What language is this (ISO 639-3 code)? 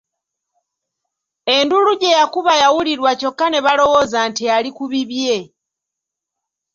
lug